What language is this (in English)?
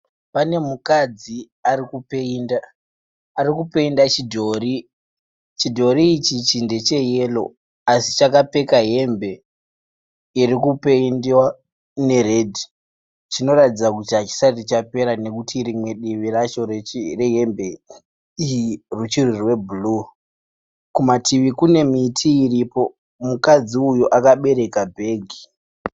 Shona